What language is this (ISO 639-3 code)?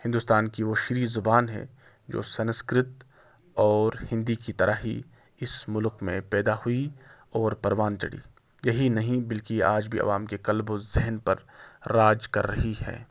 urd